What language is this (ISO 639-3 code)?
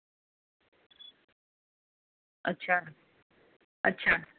doi